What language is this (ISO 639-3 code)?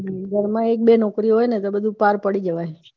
guj